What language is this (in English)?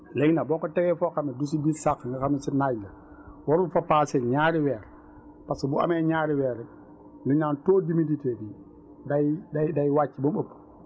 Wolof